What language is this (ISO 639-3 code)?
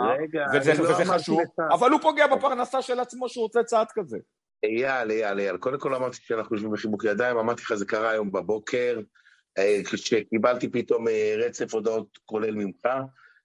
heb